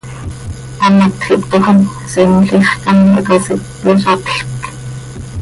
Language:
Seri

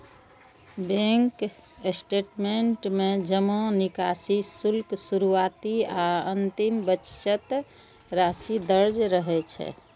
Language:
Maithili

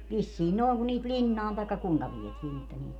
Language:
Finnish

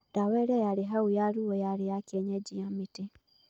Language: Kikuyu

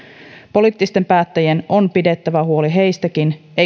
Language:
Finnish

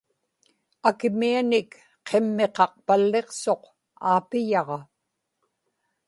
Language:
Inupiaq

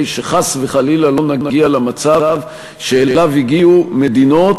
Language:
Hebrew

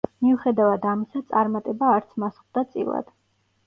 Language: Georgian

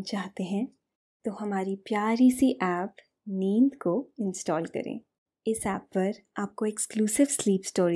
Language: Hindi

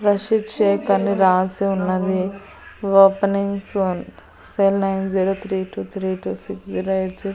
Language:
Telugu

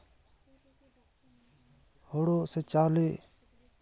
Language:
Santali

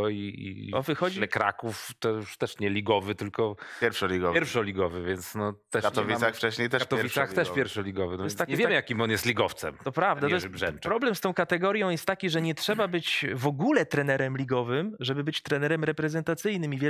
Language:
Polish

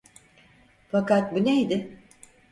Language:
Turkish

